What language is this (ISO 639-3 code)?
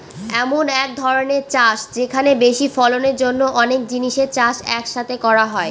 ben